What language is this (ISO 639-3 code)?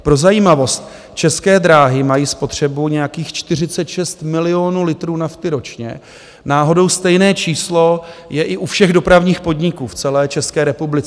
ces